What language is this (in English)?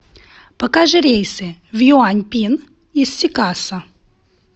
Russian